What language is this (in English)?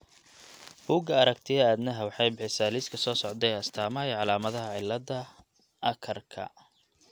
Somali